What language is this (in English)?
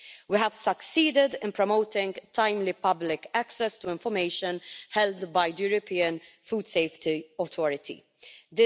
English